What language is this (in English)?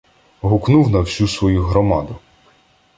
Ukrainian